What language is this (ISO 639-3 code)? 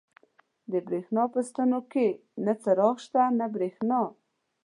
pus